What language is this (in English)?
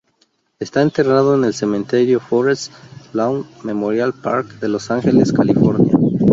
Spanish